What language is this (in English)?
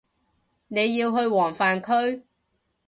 Cantonese